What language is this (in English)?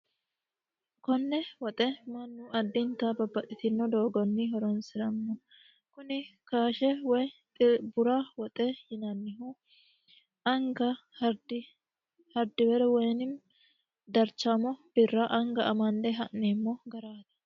Sidamo